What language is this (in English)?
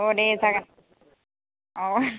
Bodo